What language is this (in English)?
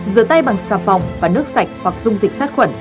Vietnamese